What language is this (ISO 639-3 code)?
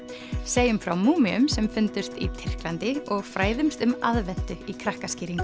isl